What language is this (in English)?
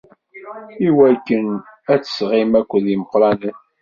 Kabyle